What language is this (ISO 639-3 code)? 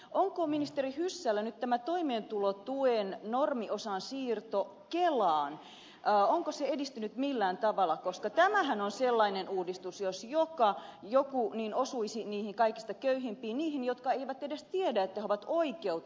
fin